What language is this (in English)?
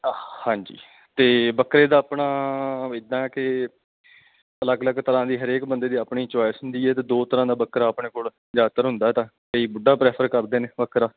Punjabi